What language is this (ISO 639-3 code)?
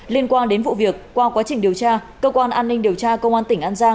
vie